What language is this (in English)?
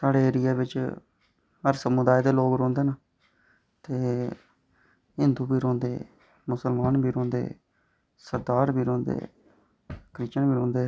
Dogri